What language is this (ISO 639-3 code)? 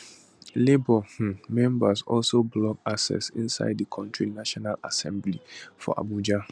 pcm